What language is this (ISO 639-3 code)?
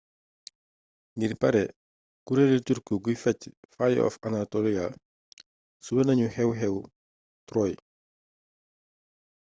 wol